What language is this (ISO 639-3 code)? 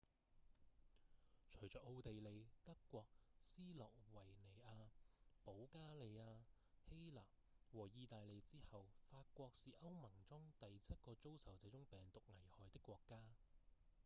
yue